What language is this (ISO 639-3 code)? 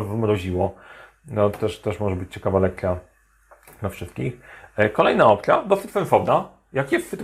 pol